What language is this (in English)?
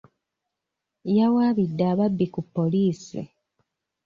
Ganda